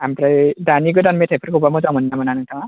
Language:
Bodo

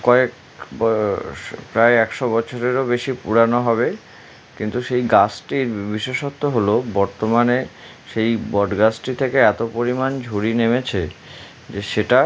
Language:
Bangla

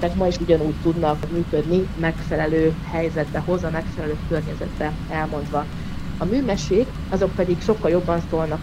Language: Hungarian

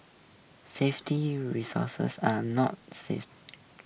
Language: English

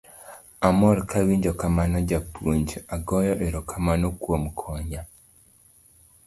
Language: Luo (Kenya and Tanzania)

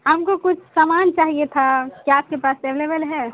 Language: Urdu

